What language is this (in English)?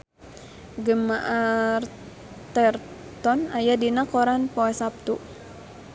Sundanese